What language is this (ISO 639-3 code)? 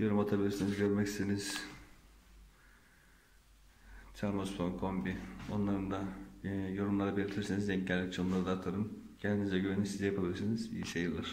tur